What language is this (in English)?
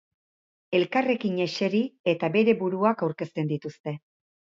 Basque